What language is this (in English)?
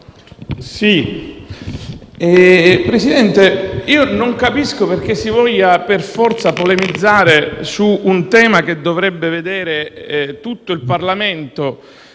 Italian